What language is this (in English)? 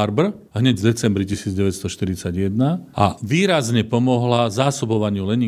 Slovak